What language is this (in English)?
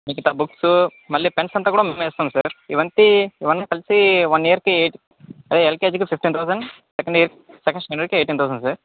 Telugu